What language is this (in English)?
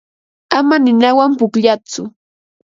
Ambo-Pasco Quechua